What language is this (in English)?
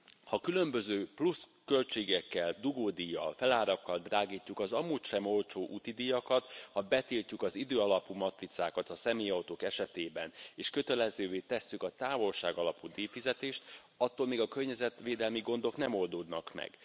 Hungarian